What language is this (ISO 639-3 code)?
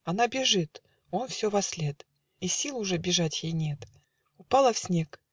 rus